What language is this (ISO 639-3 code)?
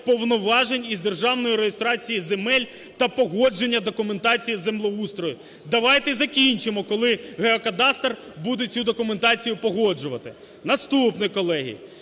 ukr